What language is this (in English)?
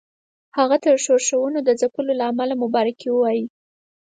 Pashto